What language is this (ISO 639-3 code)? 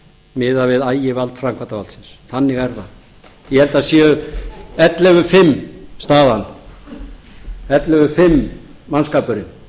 isl